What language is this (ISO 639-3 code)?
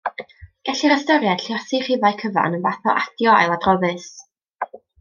cym